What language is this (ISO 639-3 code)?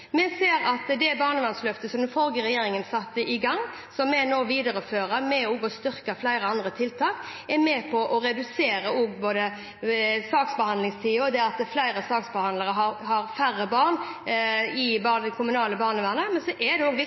nob